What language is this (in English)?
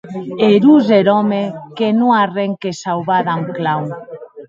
Occitan